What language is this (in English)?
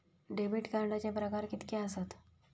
Marathi